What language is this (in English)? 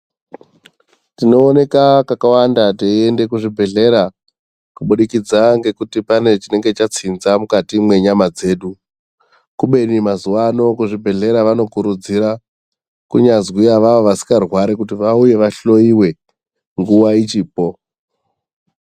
Ndau